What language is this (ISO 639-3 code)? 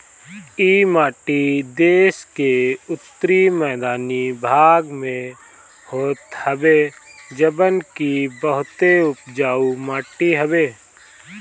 bho